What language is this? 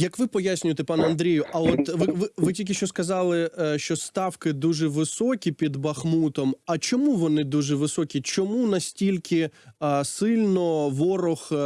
Ukrainian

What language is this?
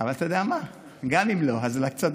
Hebrew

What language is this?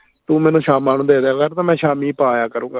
Punjabi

